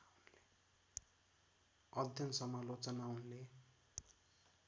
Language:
Nepali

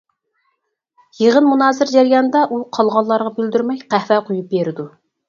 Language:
Uyghur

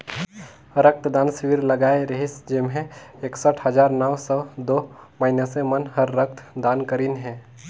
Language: Chhattisgarhi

